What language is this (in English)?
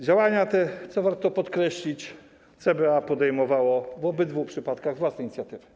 Polish